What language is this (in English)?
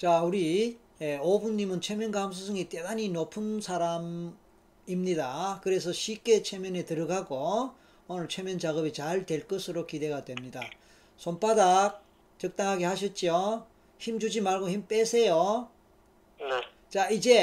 Korean